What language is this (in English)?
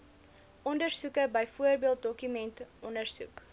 Afrikaans